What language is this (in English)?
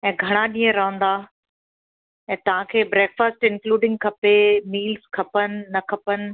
Sindhi